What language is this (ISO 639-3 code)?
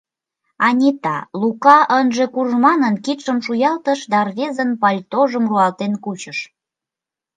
chm